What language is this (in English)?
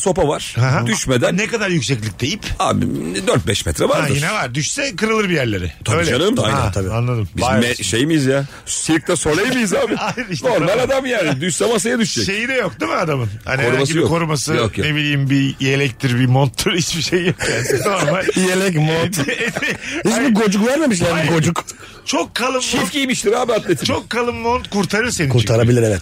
Turkish